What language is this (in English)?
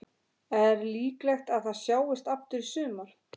Icelandic